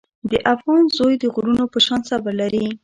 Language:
Pashto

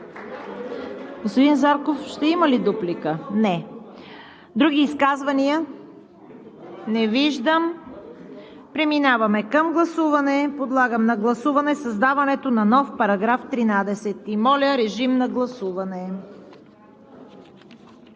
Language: Bulgarian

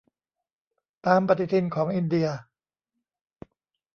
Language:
Thai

